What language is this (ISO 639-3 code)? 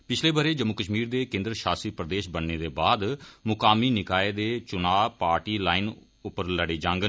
doi